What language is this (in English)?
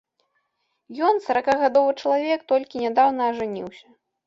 Belarusian